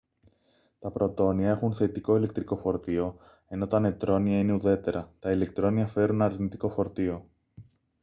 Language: Greek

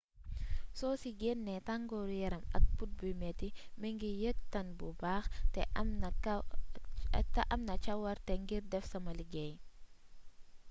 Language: Wolof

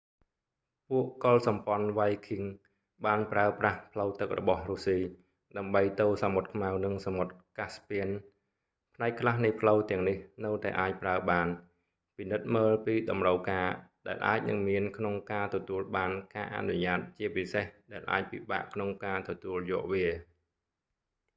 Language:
Khmer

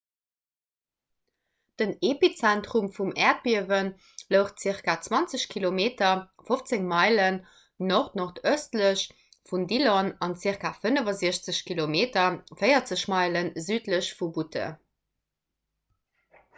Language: Luxembourgish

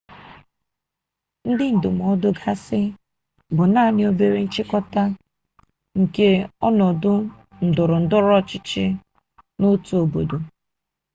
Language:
Igbo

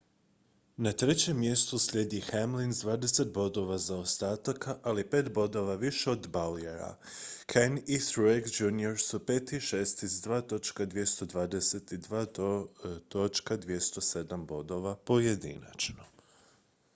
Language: Croatian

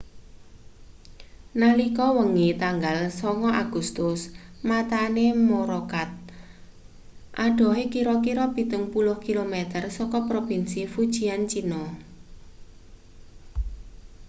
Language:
Javanese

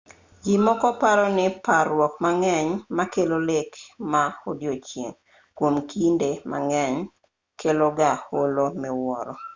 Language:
Luo (Kenya and Tanzania)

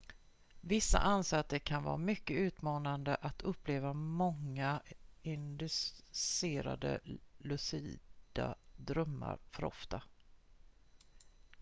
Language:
Swedish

